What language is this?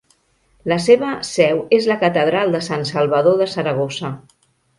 Catalan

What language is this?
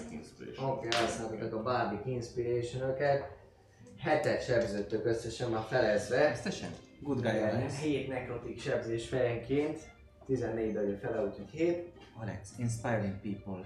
Hungarian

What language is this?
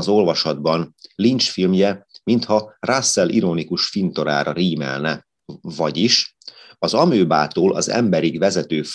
Hungarian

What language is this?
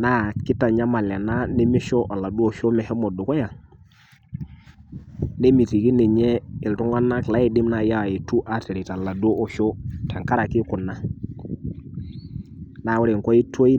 Masai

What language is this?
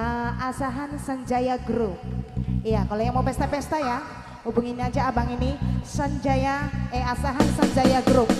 Indonesian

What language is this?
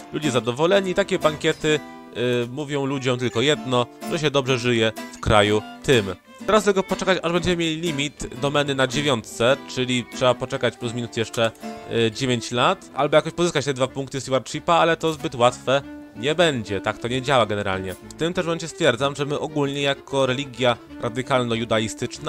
Polish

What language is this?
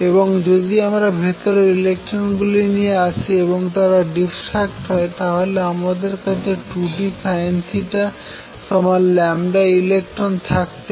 Bangla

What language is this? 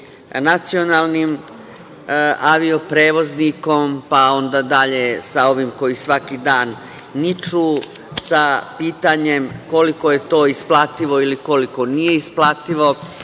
Serbian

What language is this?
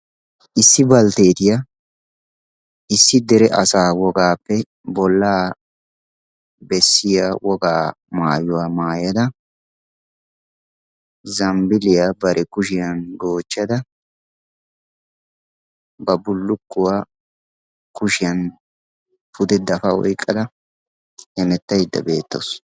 Wolaytta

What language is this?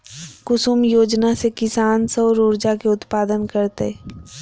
Magahi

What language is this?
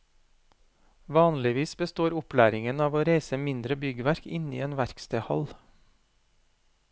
Norwegian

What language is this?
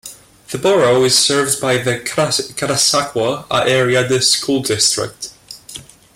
English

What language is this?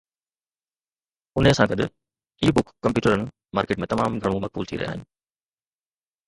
Sindhi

